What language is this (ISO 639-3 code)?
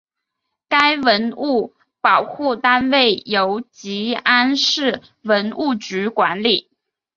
zho